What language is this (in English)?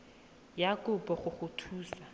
Tswana